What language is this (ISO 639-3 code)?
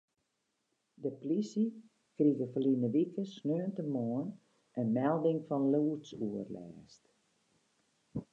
fry